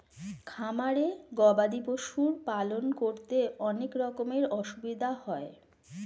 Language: Bangla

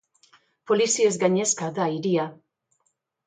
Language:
Basque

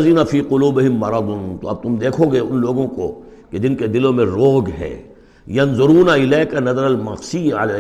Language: Urdu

